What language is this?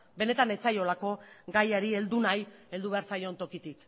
Basque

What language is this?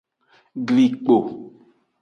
Aja (Benin)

